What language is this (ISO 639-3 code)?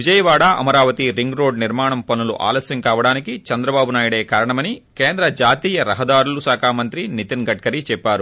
tel